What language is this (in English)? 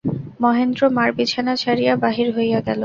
Bangla